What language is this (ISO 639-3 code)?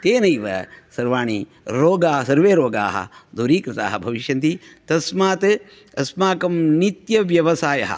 san